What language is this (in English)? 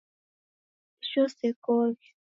Taita